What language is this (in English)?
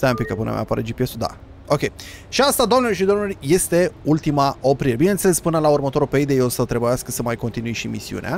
Romanian